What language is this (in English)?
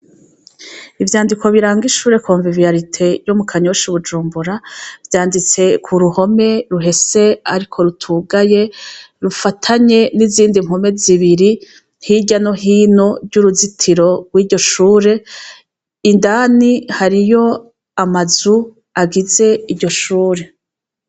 Rundi